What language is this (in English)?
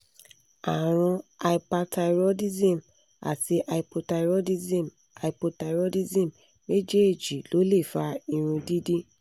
Yoruba